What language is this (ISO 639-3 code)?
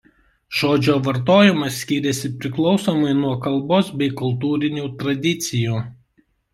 lit